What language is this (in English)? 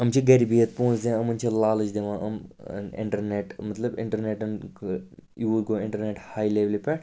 Kashmiri